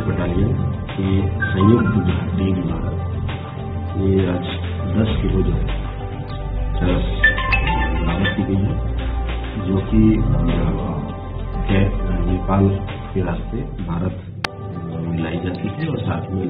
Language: Korean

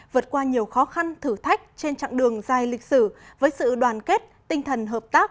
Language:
Vietnamese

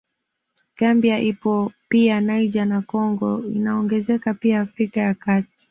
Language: Swahili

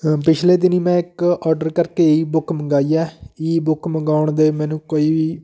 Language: Punjabi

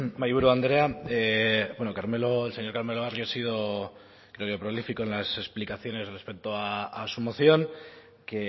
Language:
Spanish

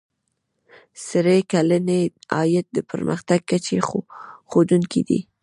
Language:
Pashto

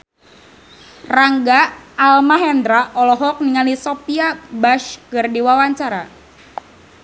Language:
Sundanese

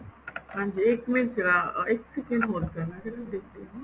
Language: Punjabi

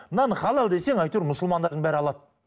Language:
Kazakh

